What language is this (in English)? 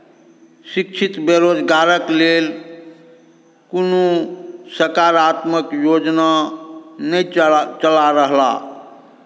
Maithili